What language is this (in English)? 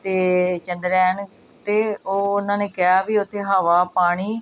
Punjabi